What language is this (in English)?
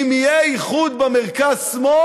Hebrew